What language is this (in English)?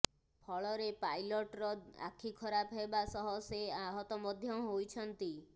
Odia